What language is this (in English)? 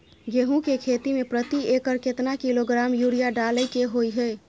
Maithili